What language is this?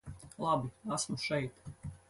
Latvian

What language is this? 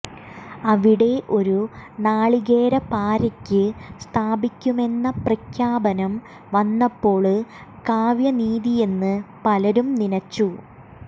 Malayalam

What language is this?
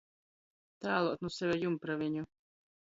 Latgalian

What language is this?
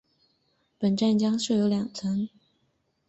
Chinese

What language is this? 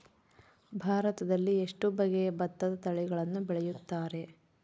Kannada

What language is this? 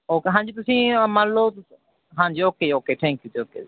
Punjabi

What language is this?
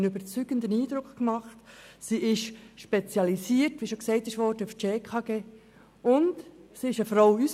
Swiss German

